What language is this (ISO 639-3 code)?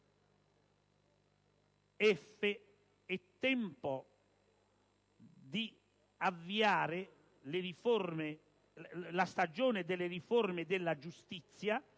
ita